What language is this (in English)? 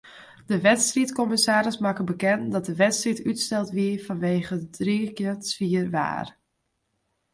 Western Frisian